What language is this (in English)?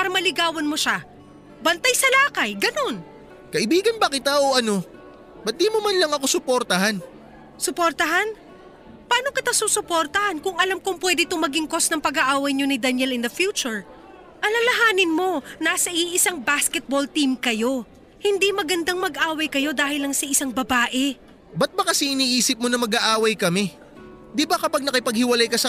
Filipino